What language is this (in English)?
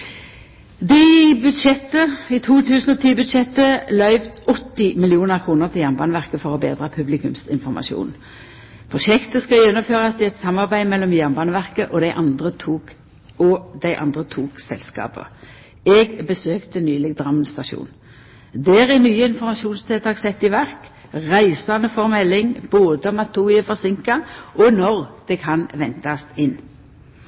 Norwegian Nynorsk